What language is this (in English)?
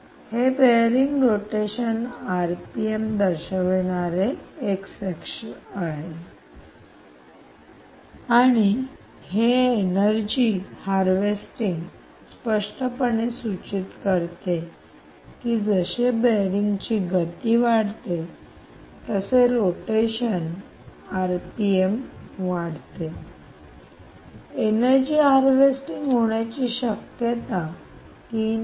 Marathi